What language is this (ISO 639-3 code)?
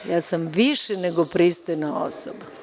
srp